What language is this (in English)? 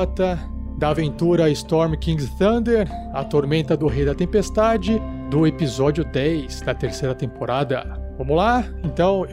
Portuguese